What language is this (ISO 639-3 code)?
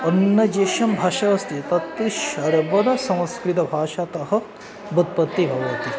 san